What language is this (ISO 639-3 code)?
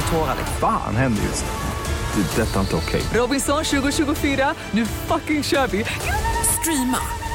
swe